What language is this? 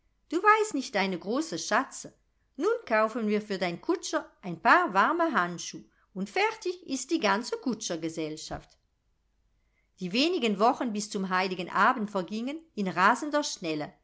German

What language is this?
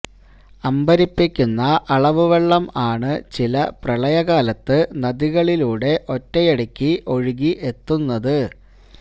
Malayalam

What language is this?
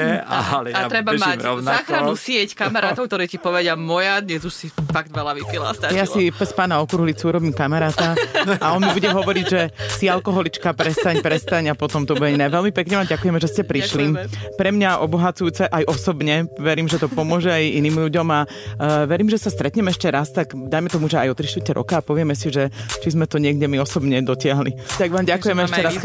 Slovak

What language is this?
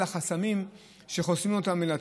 Hebrew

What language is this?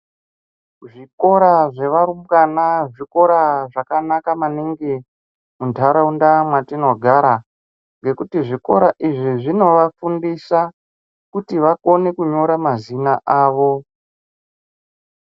Ndau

